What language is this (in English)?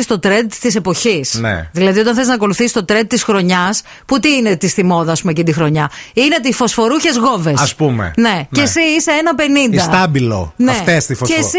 Greek